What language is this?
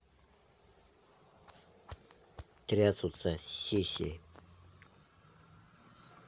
Russian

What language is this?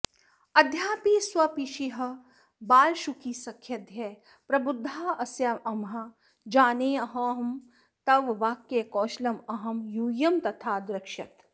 Sanskrit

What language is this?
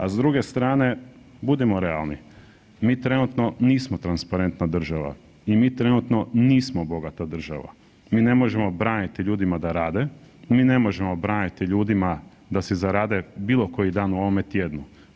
Croatian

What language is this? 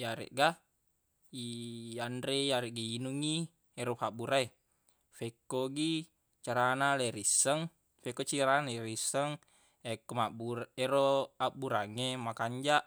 Buginese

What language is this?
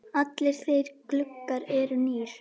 Icelandic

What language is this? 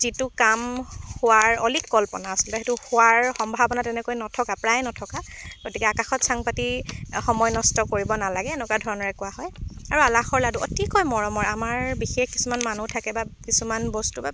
Assamese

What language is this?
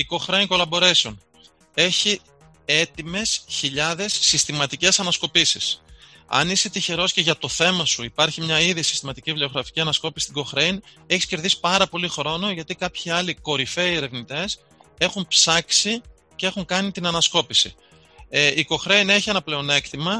Greek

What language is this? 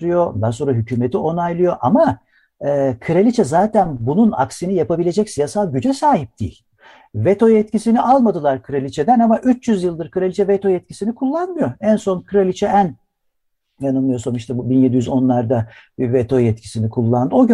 Turkish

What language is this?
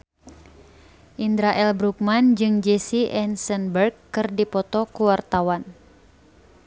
Sundanese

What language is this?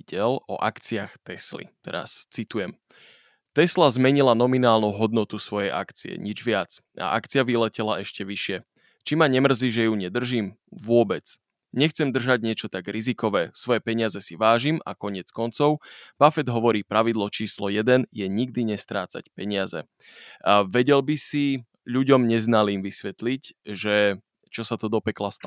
Slovak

